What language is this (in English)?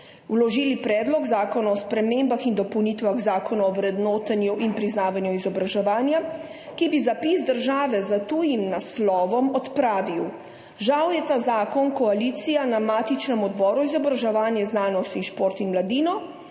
Slovenian